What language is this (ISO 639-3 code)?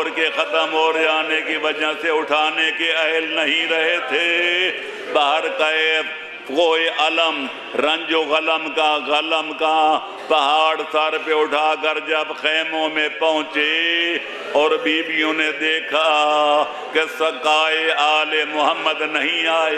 hin